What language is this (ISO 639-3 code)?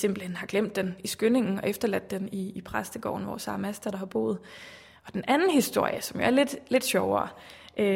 dan